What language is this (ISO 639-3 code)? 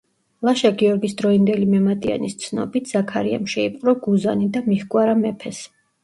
kat